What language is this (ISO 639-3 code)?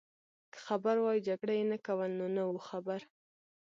pus